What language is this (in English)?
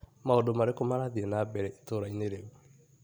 Kikuyu